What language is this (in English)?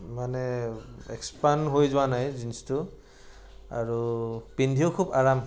Assamese